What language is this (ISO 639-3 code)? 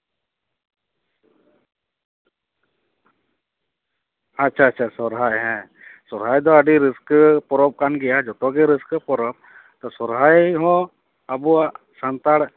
sat